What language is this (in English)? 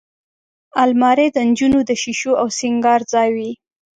Pashto